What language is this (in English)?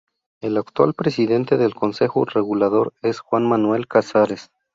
Spanish